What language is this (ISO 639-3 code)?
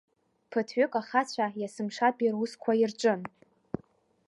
abk